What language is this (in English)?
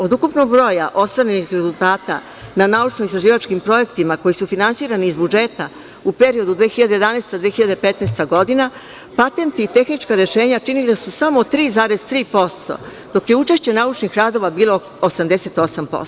Serbian